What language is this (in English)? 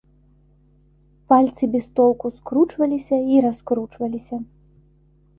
Belarusian